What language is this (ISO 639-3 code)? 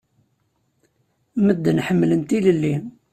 kab